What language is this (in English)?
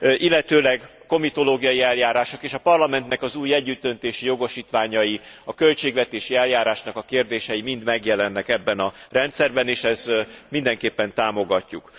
Hungarian